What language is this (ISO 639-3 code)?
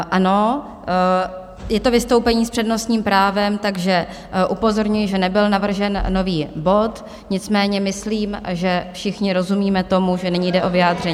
ces